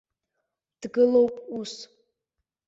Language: Abkhazian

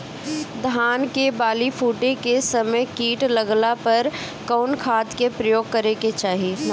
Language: Bhojpuri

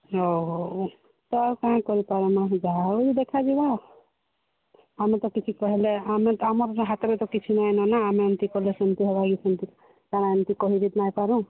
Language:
Odia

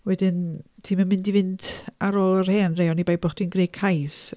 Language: Welsh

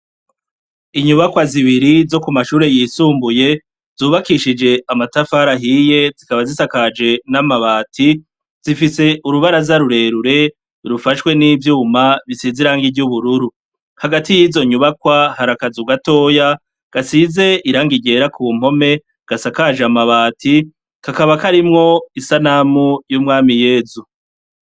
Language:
Rundi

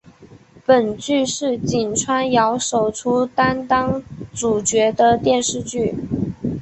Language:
Chinese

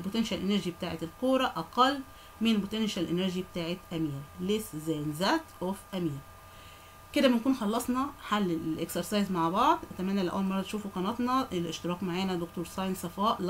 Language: Arabic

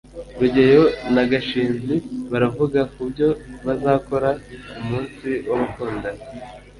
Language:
Kinyarwanda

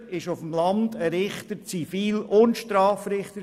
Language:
Swiss German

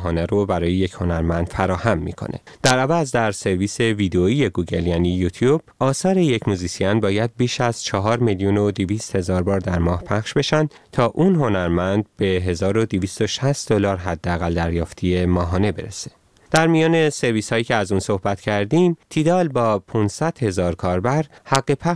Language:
Persian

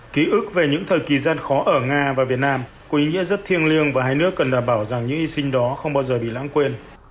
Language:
Vietnamese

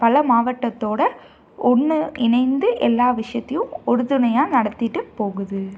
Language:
Tamil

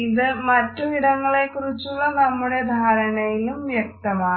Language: Malayalam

